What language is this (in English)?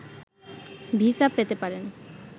Bangla